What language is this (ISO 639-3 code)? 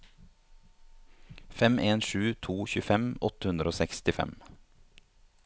nor